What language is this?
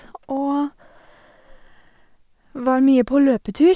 Norwegian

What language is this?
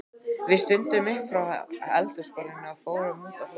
Icelandic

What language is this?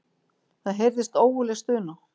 Icelandic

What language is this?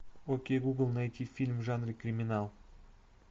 Russian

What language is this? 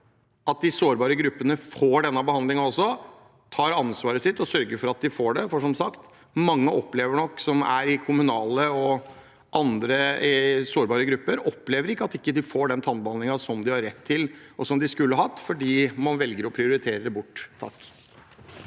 Norwegian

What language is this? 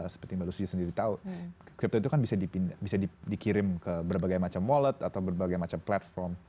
Indonesian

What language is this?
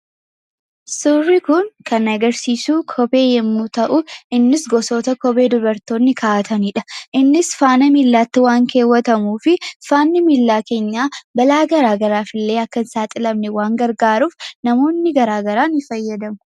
Oromo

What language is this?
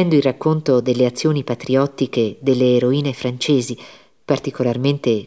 Italian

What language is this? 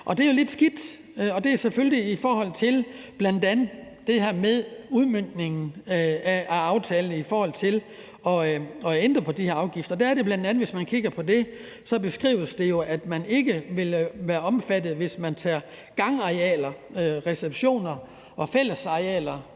Danish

